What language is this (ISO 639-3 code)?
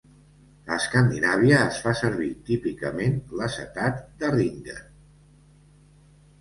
cat